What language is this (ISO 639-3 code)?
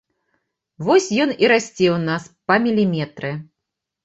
bel